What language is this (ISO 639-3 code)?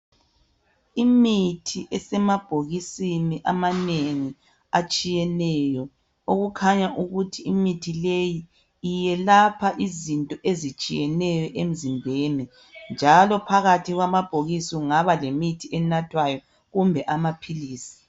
nde